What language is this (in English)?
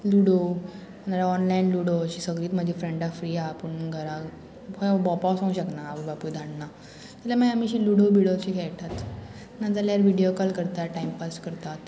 Konkani